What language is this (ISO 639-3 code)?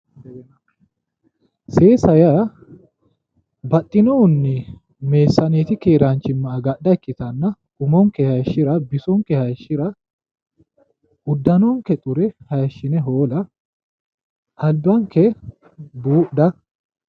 sid